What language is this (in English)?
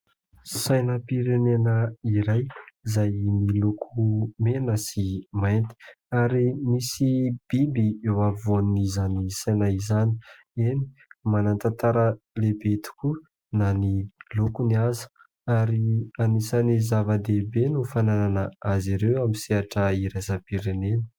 Malagasy